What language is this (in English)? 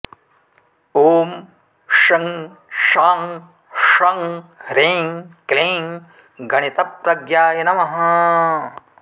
Sanskrit